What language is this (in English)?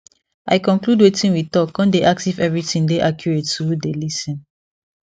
Nigerian Pidgin